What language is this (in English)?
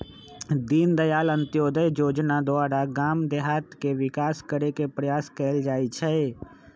Magahi